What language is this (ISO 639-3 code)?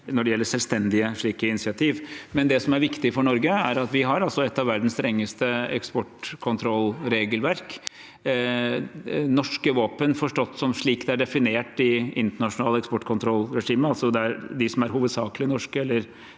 nor